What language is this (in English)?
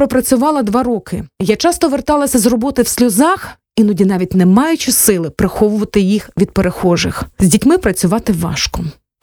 Ukrainian